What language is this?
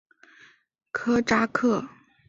Chinese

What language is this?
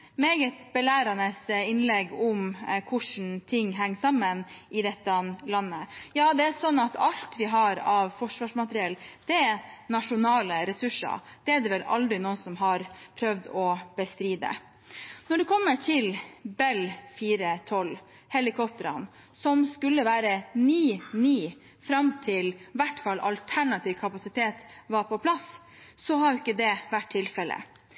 Norwegian Bokmål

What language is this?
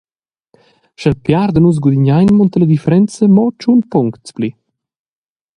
Romansh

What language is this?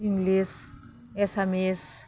Bodo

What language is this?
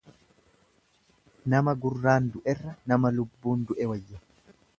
Oromo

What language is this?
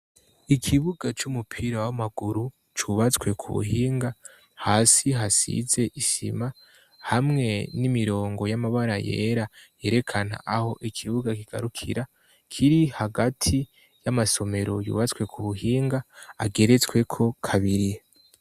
Rundi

